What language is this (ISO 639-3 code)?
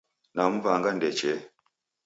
dav